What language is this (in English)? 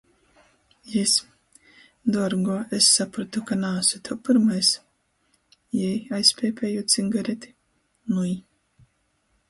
Latgalian